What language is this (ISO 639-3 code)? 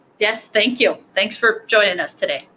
eng